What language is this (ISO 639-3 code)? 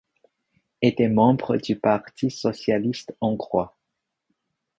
fra